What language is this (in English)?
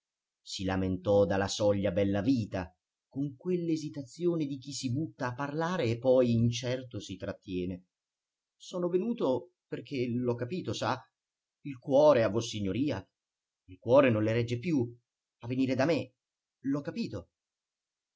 Italian